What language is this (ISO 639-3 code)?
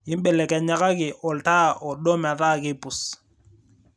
mas